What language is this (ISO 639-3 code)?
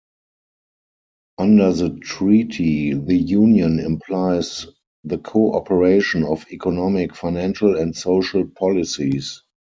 eng